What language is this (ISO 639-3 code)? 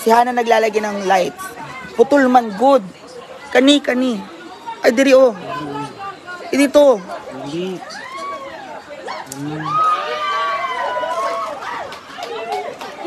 fil